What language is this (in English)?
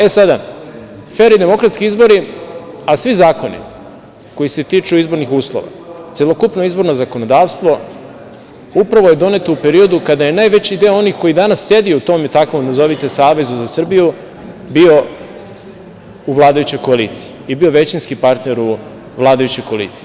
Serbian